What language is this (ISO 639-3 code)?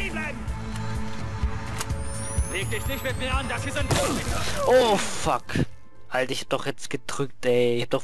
deu